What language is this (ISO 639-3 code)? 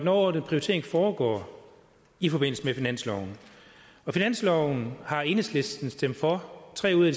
dan